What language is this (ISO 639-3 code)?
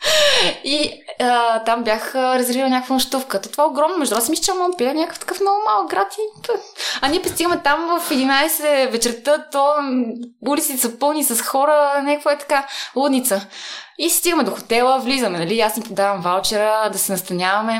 bul